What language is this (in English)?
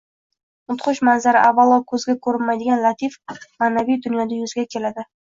Uzbek